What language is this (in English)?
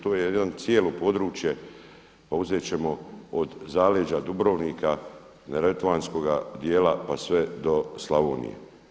Croatian